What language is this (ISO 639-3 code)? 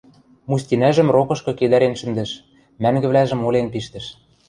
mrj